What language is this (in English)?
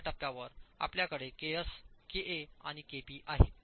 Marathi